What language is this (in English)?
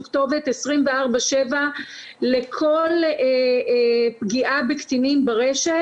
Hebrew